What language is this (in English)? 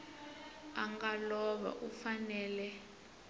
Tsonga